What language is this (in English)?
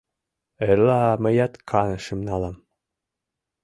Mari